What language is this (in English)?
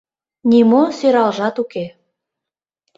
Mari